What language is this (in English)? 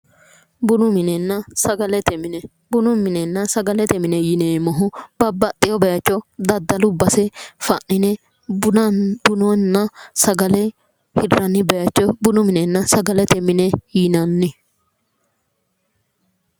Sidamo